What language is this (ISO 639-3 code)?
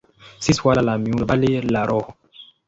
swa